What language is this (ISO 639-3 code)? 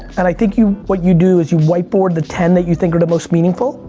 eng